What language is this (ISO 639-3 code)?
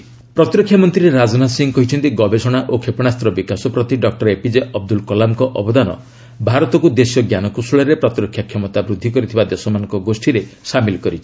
ori